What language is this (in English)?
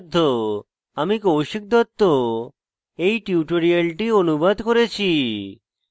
Bangla